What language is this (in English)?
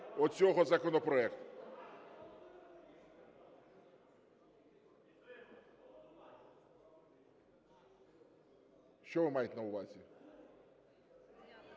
Ukrainian